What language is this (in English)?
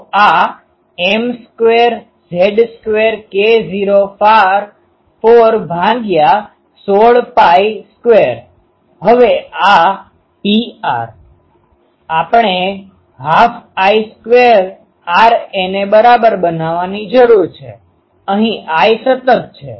Gujarati